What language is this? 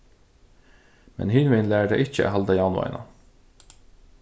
Faroese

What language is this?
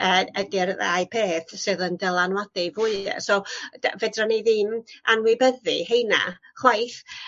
Welsh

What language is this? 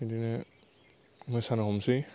Bodo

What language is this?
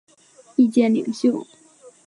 Chinese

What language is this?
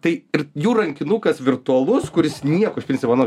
Lithuanian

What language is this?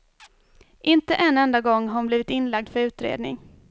Swedish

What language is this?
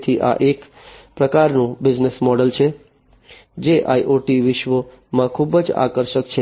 Gujarati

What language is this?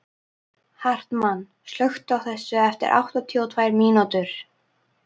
Icelandic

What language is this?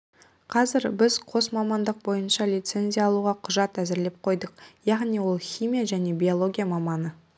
Kazakh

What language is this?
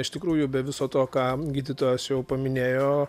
Lithuanian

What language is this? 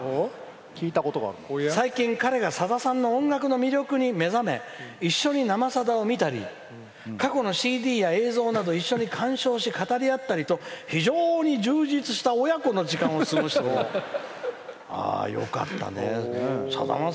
Japanese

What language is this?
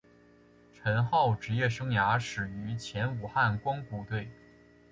Chinese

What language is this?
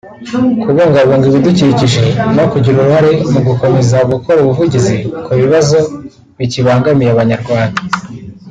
Kinyarwanda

